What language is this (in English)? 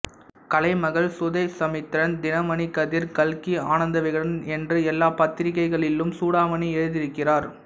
Tamil